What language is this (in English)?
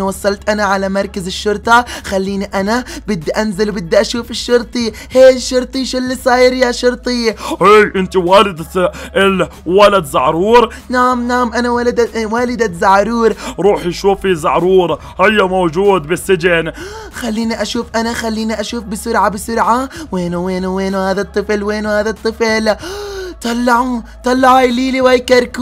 Arabic